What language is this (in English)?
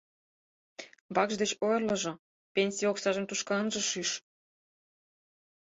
Mari